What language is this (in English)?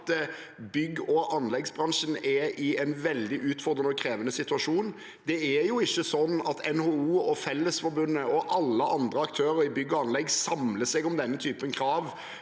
Norwegian